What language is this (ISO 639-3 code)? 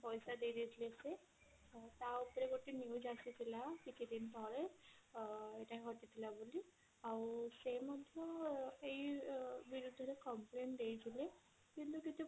ori